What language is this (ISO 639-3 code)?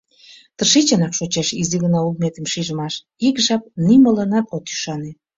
chm